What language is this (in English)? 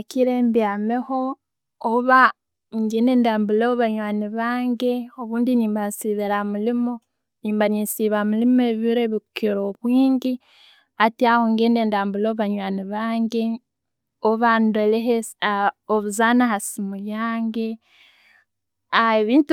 Tooro